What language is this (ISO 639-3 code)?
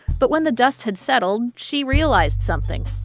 eng